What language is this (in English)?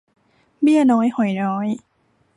Thai